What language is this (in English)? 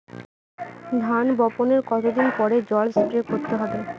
Bangla